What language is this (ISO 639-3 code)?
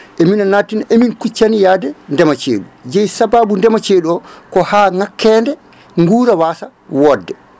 ful